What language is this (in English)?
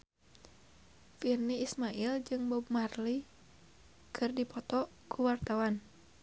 Sundanese